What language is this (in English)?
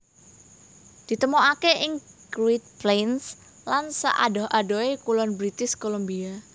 Javanese